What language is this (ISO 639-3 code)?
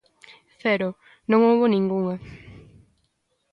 glg